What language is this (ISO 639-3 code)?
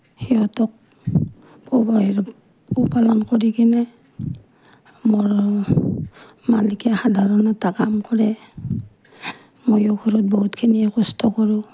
asm